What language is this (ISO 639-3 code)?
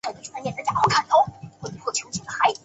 zho